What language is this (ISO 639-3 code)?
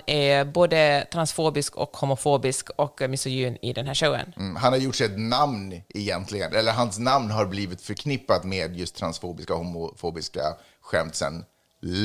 swe